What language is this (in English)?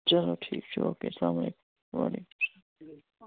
Kashmiri